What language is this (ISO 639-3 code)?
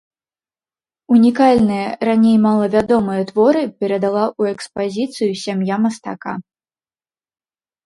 bel